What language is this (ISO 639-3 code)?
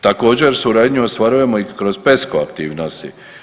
hrv